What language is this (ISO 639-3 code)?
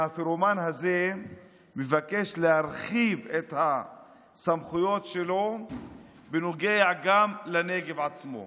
heb